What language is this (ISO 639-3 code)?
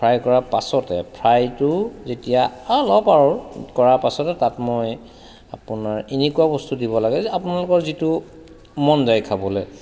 asm